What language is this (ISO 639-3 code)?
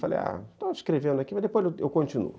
por